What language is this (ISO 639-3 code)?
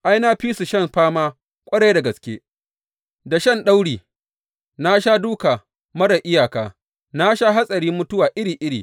hau